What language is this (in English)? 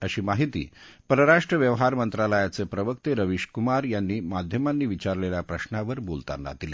Marathi